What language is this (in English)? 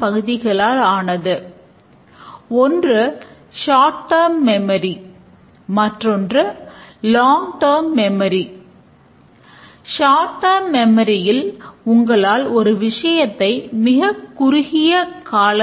Tamil